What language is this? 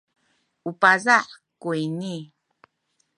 Sakizaya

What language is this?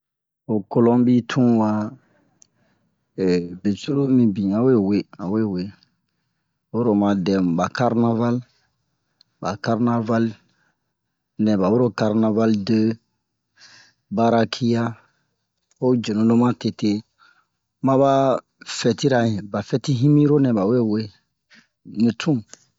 Bomu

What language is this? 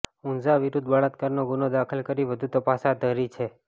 Gujarati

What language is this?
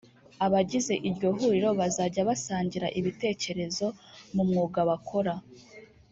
Kinyarwanda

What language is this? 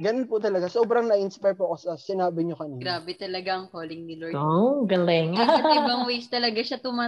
Filipino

